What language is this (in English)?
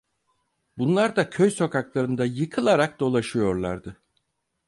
Turkish